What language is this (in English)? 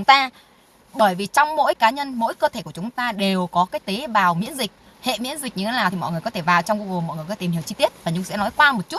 Vietnamese